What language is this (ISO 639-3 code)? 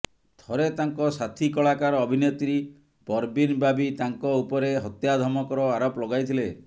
ori